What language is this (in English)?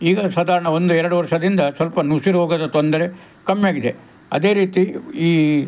Kannada